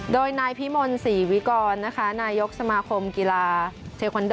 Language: Thai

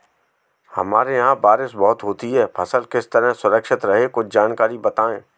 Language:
Hindi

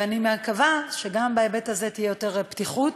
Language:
Hebrew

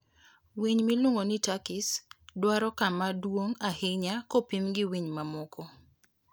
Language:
Luo (Kenya and Tanzania)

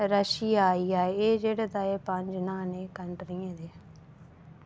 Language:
Dogri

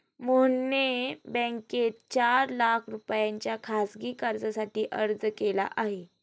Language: Marathi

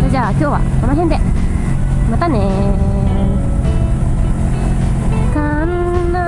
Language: Japanese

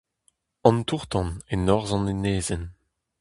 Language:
Breton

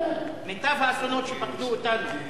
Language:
Hebrew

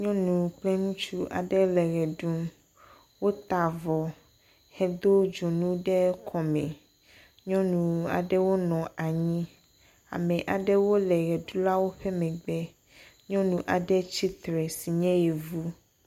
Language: Ewe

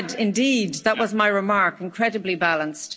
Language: English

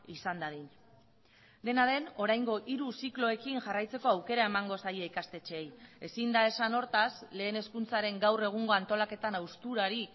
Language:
Basque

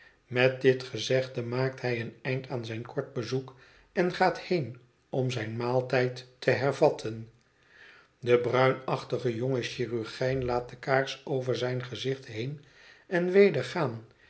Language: Dutch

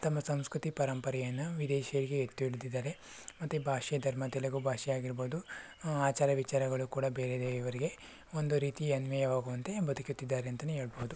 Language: Kannada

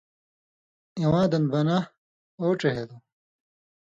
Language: Indus Kohistani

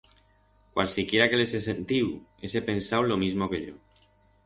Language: Aragonese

